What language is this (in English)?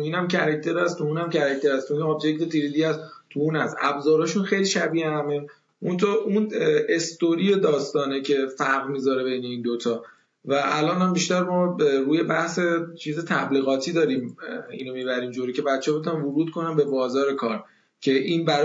Persian